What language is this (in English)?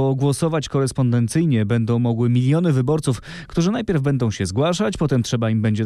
Polish